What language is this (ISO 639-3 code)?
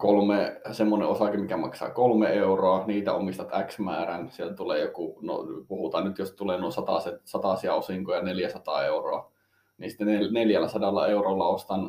fin